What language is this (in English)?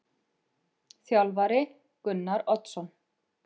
Icelandic